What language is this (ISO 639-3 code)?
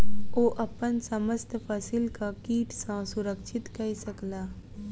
mai